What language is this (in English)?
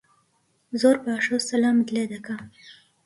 Central Kurdish